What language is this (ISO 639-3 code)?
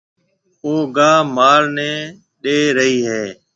mve